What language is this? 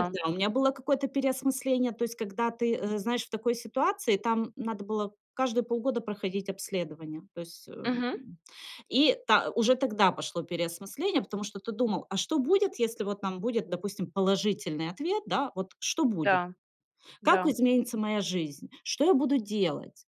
Russian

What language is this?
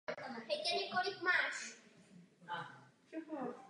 Czech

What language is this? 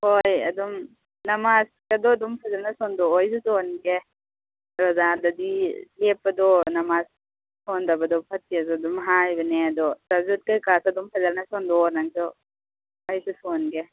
Manipuri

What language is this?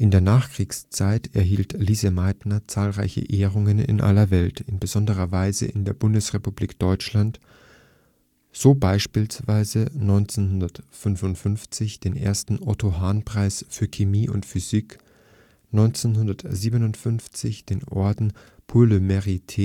German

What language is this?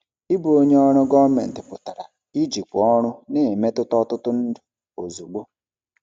Igbo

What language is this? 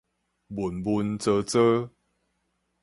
Min Nan Chinese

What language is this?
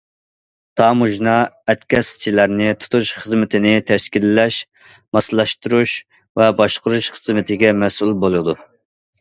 Uyghur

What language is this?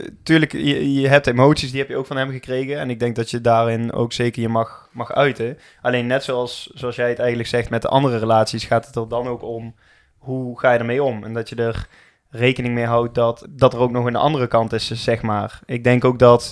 Dutch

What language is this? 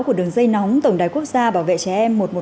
Vietnamese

